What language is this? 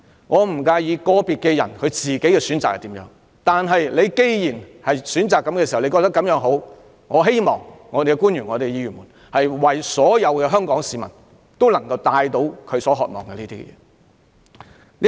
Cantonese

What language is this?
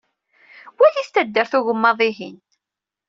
Kabyle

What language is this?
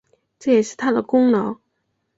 Chinese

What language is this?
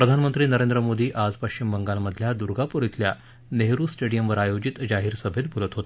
Marathi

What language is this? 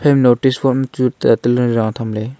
Wancho Naga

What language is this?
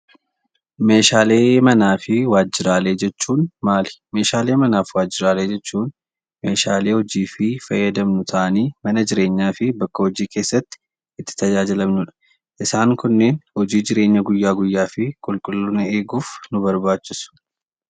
Oromo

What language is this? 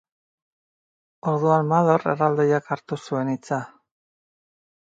Basque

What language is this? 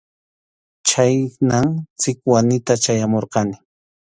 Arequipa-La Unión Quechua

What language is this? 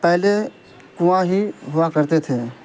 Urdu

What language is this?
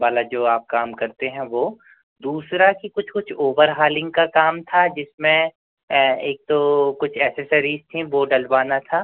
Hindi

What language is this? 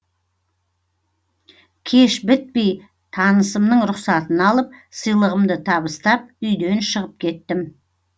Kazakh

